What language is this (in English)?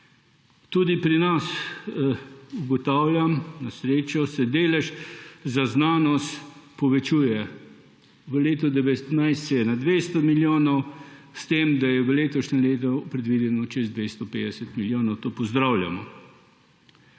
Slovenian